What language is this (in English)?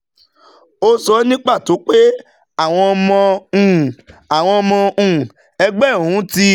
Yoruba